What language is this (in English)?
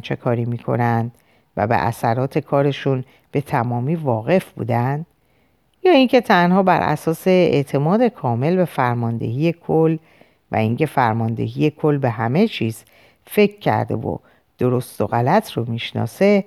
Persian